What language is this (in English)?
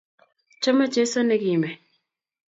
Kalenjin